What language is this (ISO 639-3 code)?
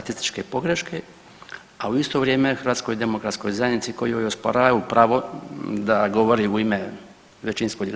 hrv